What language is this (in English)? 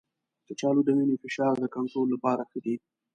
Pashto